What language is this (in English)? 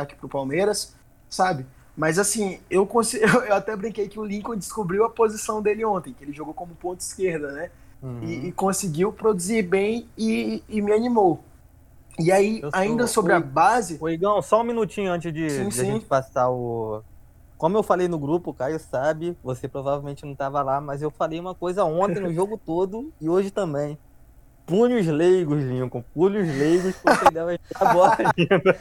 Portuguese